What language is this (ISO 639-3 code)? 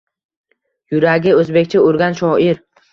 uzb